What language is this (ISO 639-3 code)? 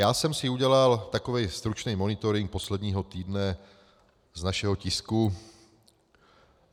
ces